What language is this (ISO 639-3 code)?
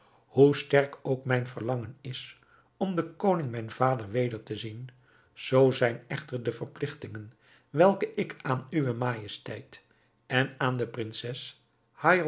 nld